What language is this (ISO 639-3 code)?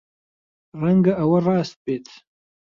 ckb